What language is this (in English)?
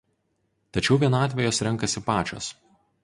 Lithuanian